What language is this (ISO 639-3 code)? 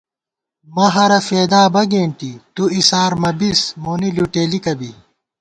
gwt